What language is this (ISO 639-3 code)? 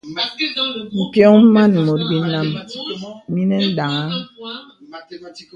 beb